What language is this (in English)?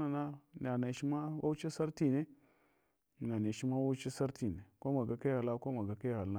Hwana